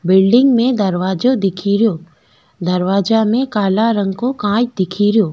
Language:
Rajasthani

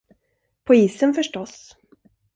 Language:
Swedish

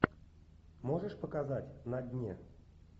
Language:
Russian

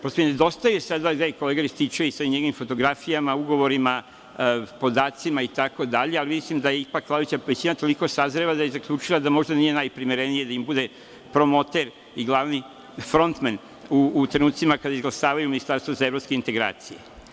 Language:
Serbian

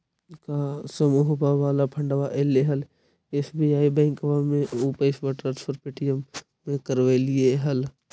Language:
Magahi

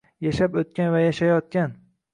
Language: Uzbek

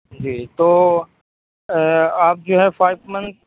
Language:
Urdu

